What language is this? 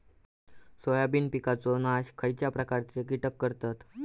Marathi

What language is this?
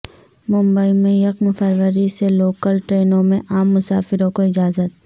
Urdu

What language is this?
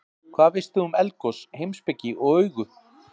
Icelandic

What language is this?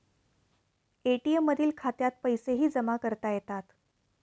Marathi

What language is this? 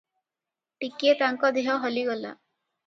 Odia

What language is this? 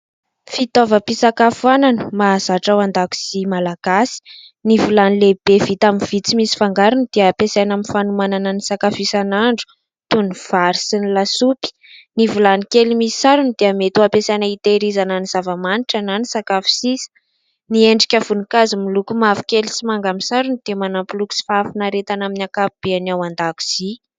Malagasy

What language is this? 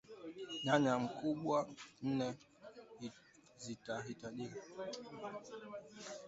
Swahili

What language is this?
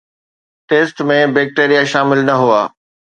Sindhi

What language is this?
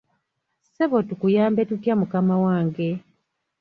Ganda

